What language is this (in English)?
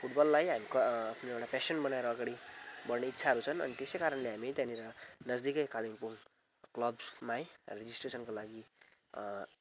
Nepali